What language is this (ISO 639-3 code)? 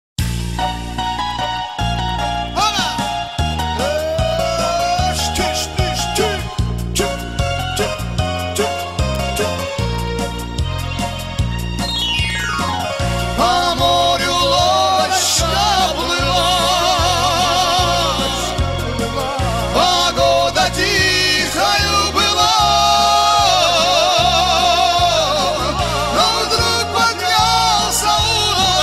ara